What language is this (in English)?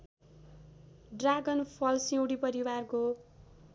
Nepali